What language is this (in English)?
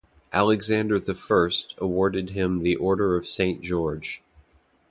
English